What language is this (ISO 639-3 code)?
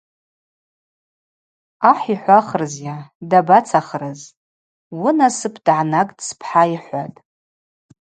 abq